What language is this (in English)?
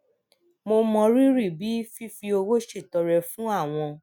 Yoruba